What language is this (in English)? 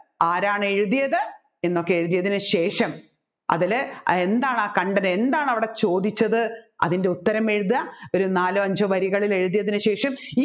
Malayalam